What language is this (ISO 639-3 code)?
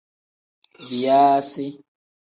kdh